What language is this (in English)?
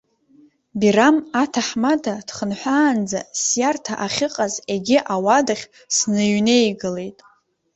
Abkhazian